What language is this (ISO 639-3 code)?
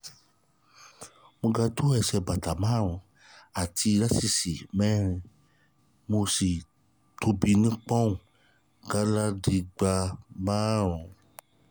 yor